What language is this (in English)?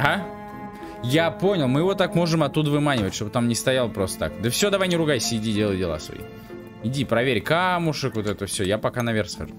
Russian